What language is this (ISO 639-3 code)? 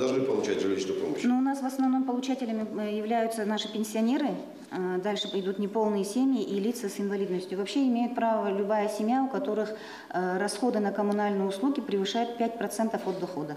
rus